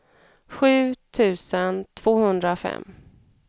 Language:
Swedish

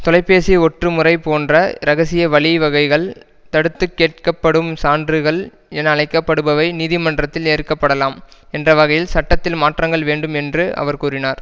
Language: Tamil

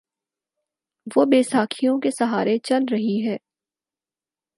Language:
Urdu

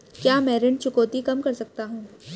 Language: Hindi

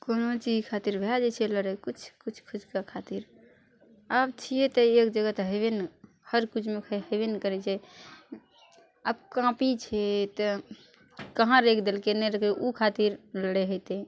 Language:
Maithili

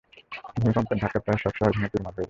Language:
Bangla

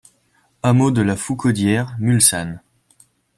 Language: French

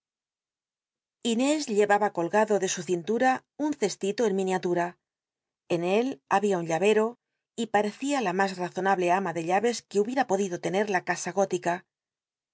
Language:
Spanish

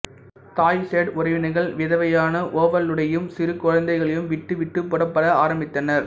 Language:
Tamil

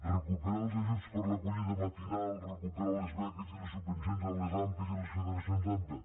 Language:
Catalan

